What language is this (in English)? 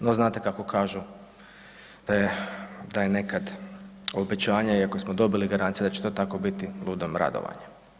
Croatian